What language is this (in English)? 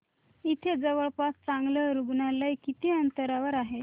Marathi